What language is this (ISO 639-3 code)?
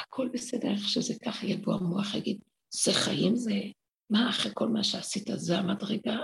heb